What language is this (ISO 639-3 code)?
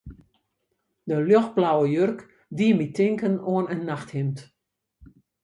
fry